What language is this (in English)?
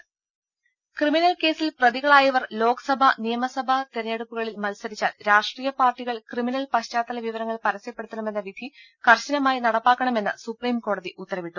Malayalam